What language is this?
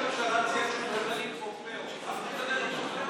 Hebrew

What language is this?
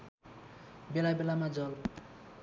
Nepali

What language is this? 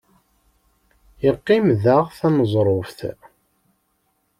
Kabyle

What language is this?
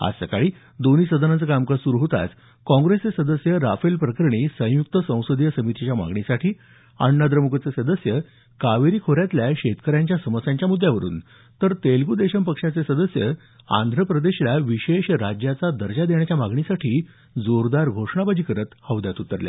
Marathi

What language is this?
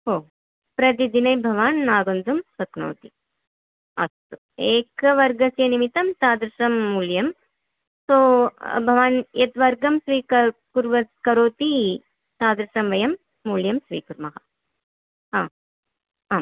Sanskrit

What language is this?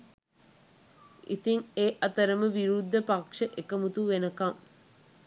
Sinhala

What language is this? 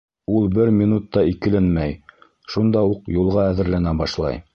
Bashkir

